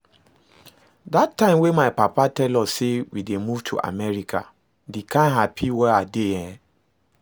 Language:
Nigerian Pidgin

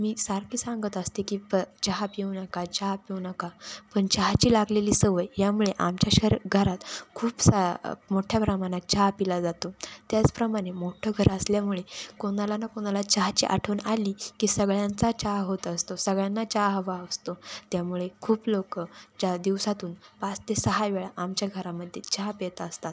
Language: Marathi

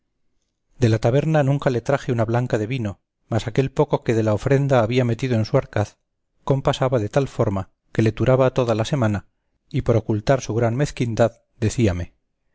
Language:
Spanish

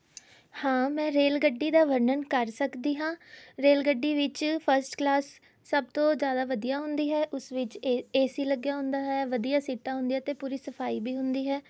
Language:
Punjabi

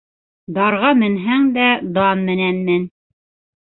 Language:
Bashkir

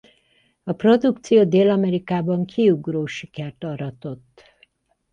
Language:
Hungarian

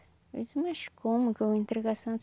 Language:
Portuguese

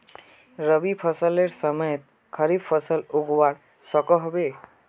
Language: Magahi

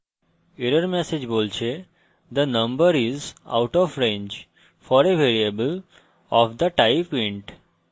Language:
Bangla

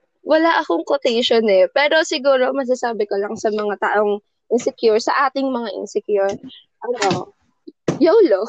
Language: Filipino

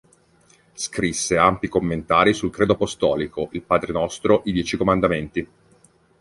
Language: Italian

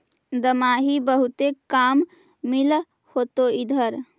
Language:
Magahi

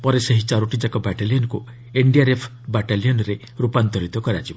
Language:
Odia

